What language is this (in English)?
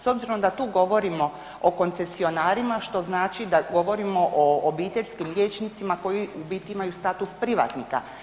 Croatian